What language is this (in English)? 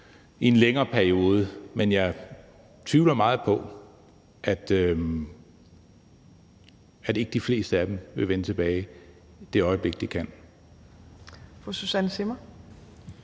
Danish